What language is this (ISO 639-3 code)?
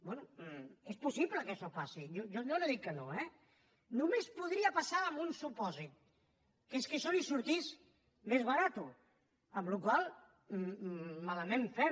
cat